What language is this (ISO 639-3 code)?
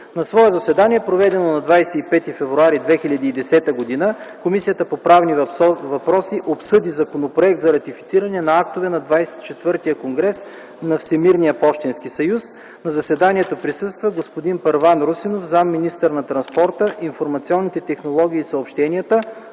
bul